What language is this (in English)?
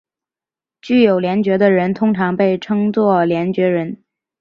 Chinese